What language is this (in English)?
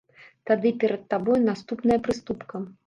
Belarusian